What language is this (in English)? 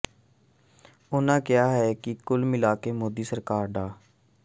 Punjabi